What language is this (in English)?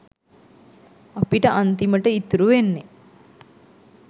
Sinhala